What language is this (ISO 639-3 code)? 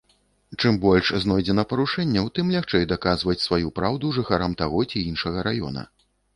bel